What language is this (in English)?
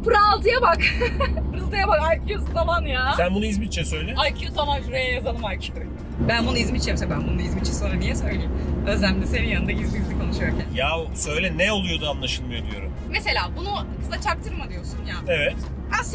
Turkish